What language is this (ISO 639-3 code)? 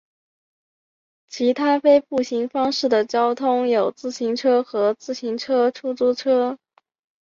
zho